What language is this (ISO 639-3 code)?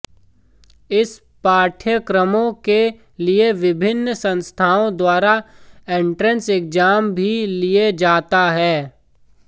hin